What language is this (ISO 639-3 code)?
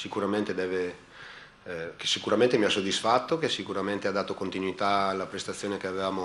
ita